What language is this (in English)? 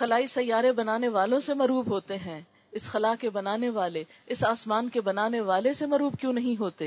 Urdu